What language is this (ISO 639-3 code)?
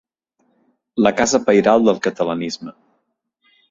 cat